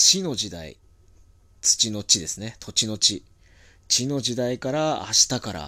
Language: Japanese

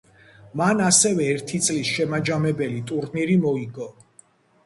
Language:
Georgian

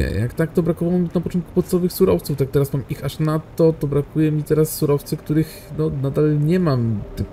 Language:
Polish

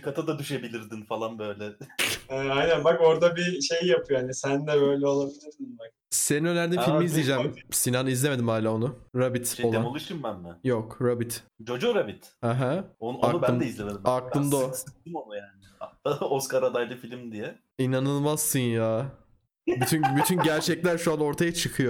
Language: Turkish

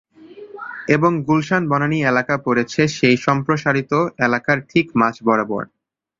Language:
Bangla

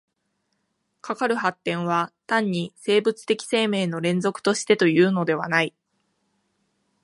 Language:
Japanese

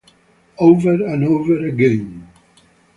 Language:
English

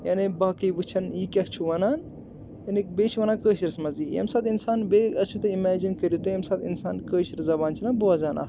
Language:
Kashmiri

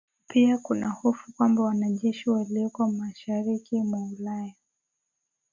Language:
Swahili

